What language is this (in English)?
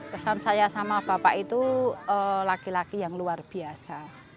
Indonesian